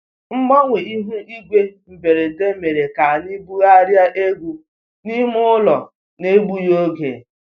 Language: Igbo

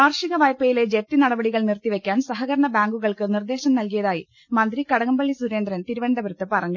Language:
Malayalam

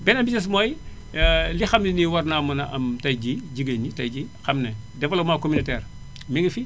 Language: Wolof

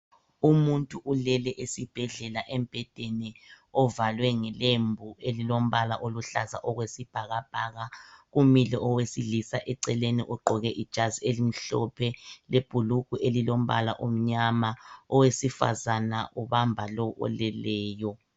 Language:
North Ndebele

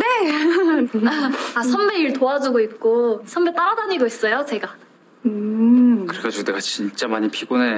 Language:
Korean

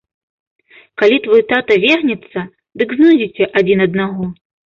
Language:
Belarusian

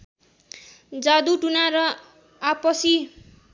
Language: Nepali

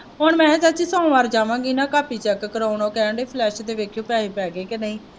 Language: Punjabi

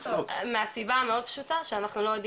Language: Hebrew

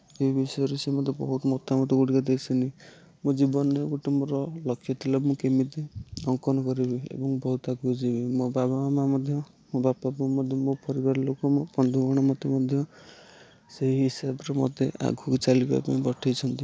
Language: Odia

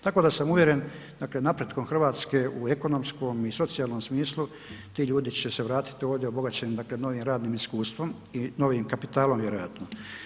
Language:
Croatian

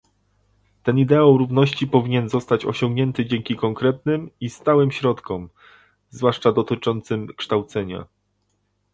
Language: Polish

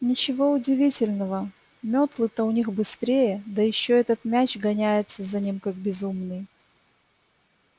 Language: Russian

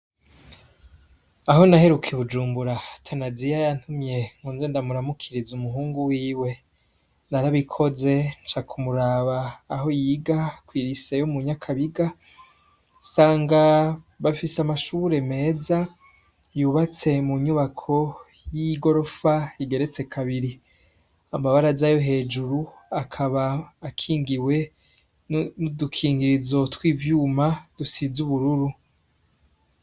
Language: Rundi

